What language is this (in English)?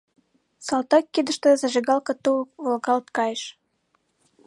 Mari